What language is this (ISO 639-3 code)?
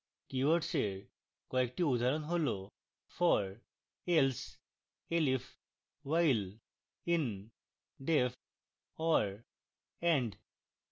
ben